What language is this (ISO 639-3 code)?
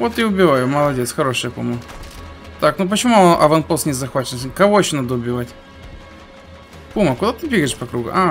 rus